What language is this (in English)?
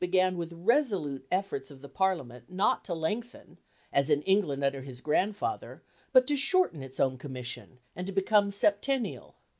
English